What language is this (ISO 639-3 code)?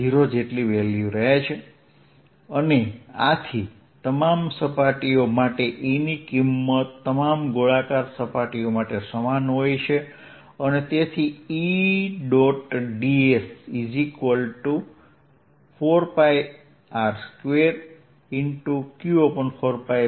guj